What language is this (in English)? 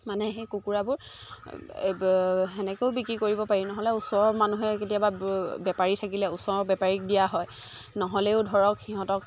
Assamese